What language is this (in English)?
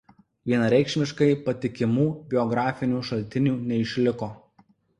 Lithuanian